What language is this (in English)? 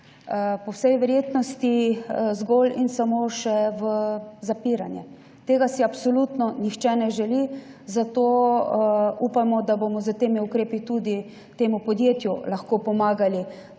Slovenian